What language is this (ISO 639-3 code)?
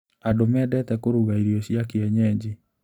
kik